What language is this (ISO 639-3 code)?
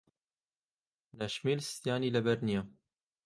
ckb